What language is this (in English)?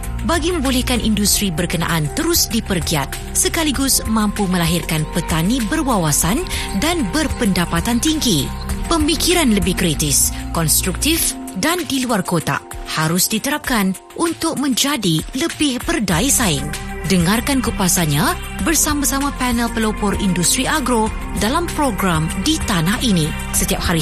Malay